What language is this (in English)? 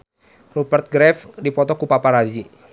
Sundanese